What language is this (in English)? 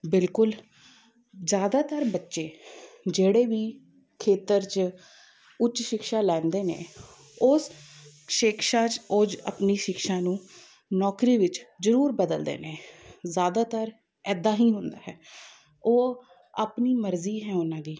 Punjabi